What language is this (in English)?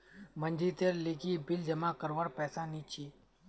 Magahi